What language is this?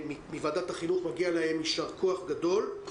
Hebrew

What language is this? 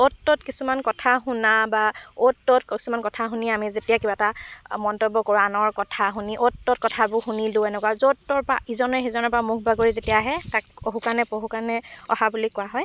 Assamese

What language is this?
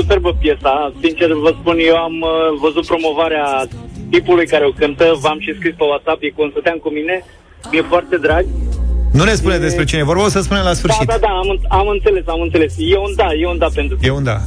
Romanian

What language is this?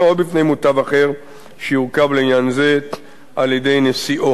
Hebrew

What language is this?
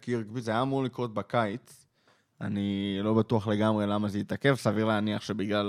Hebrew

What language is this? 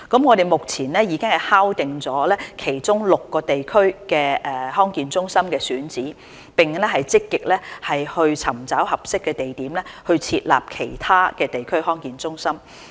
Cantonese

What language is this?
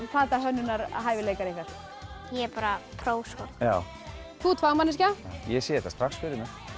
Icelandic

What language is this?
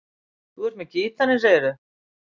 Icelandic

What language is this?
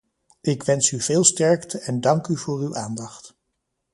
Dutch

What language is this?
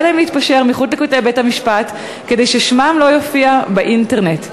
Hebrew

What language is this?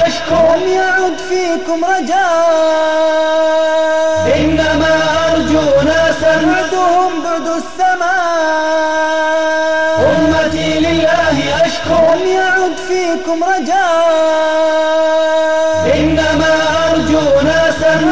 Arabic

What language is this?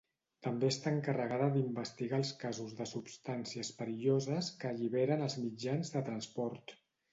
Catalan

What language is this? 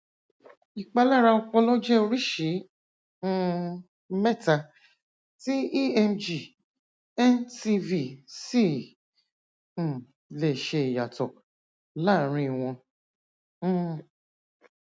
Yoruba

